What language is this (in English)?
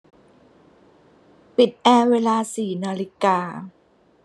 Thai